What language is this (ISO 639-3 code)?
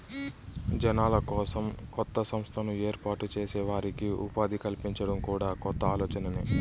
tel